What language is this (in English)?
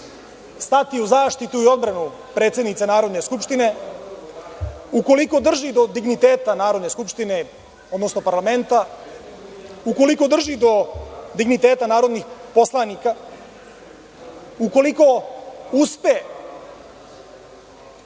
Serbian